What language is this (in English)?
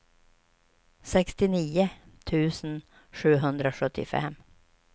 Swedish